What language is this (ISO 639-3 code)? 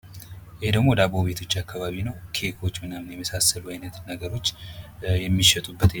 amh